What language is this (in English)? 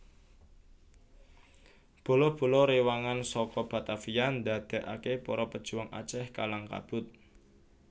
Javanese